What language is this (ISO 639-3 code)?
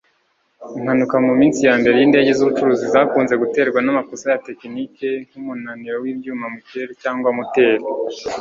kin